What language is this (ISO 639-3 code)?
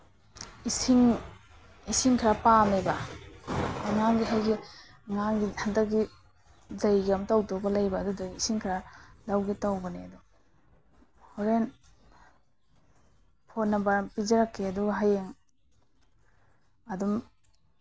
mni